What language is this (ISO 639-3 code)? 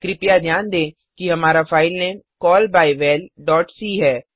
hin